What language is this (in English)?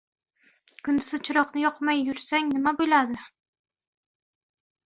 Uzbek